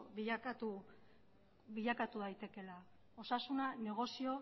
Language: Basque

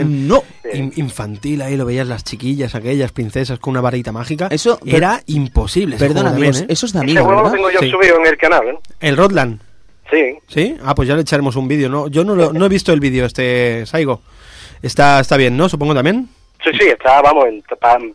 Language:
Spanish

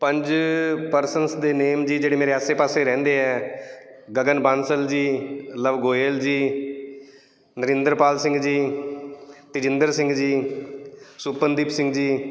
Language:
Punjabi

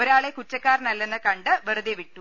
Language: Malayalam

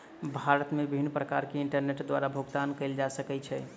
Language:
Maithili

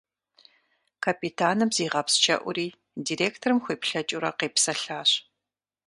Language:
Kabardian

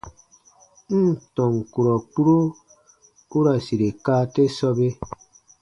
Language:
Baatonum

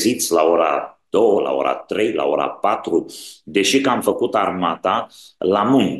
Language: Romanian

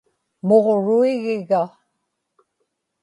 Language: Inupiaq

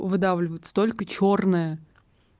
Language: Russian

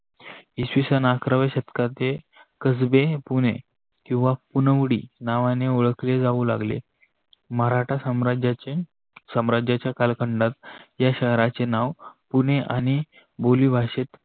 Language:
Marathi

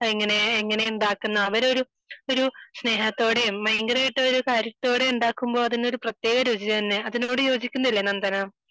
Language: Malayalam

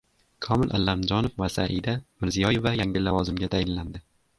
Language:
Uzbek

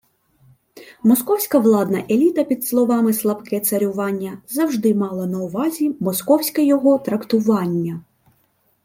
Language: Ukrainian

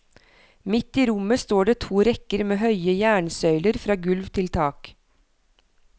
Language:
Norwegian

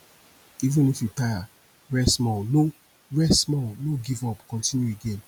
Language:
Nigerian Pidgin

